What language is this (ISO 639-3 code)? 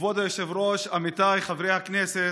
heb